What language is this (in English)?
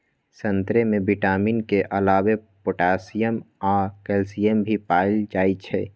Magahi